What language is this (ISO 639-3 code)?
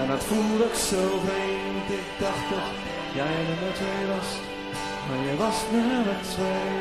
nld